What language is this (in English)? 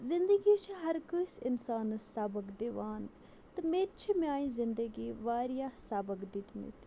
Kashmiri